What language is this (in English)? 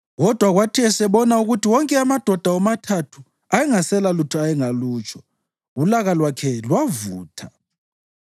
North Ndebele